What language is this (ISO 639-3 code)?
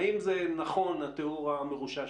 heb